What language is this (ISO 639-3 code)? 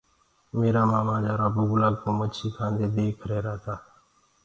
ggg